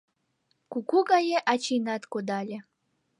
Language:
Mari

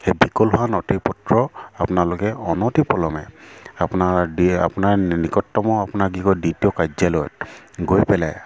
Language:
Assamese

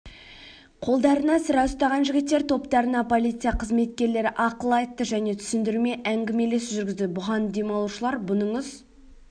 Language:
Kazakh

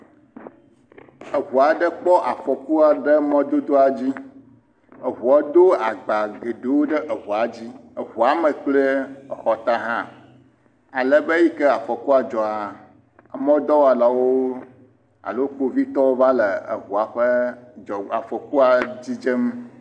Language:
Ewe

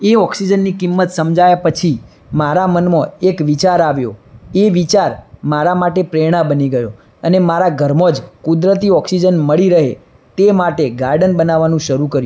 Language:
Gujarati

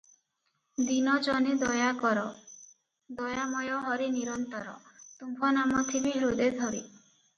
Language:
Odia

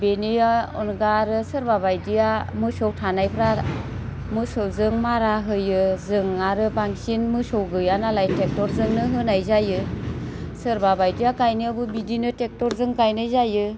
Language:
Bodo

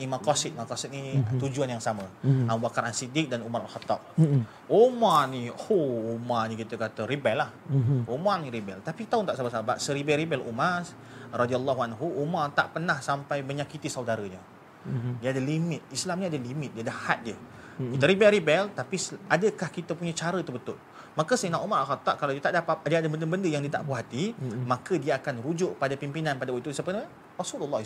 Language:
Malay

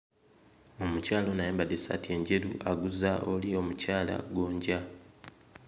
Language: Ganda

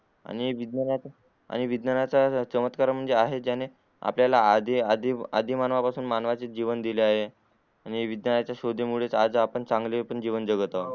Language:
Marathi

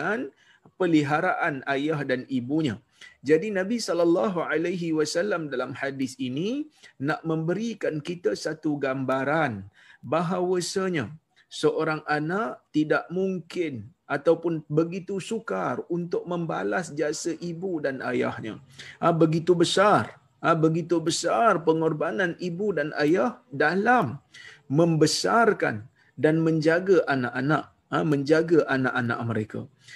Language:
Malay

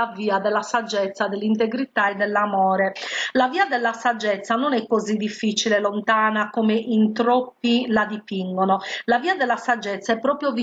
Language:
Italian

